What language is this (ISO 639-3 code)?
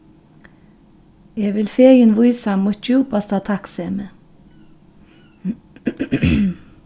fao